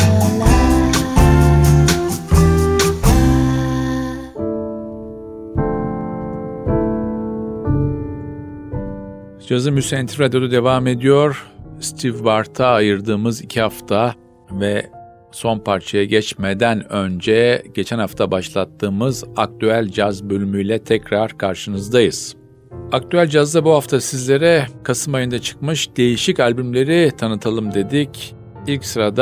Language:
Turkish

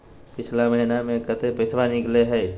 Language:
Magahi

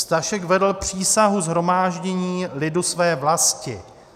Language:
Czech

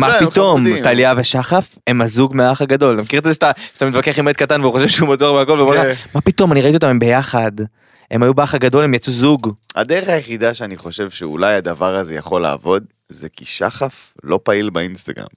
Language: Hebrew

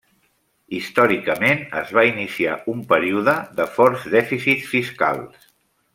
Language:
Catalan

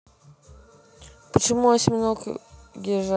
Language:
Russian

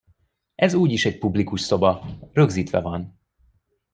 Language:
Hungarian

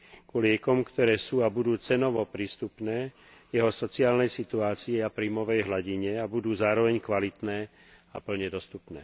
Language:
Slovak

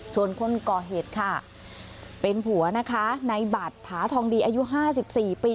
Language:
Thai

